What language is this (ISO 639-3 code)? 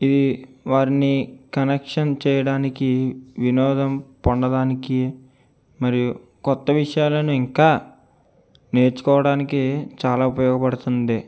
tel